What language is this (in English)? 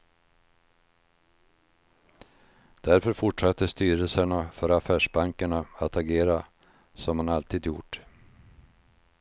Swedish